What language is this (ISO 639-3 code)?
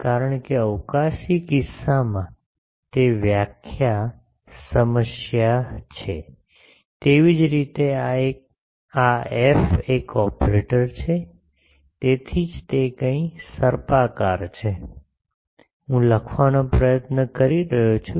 guj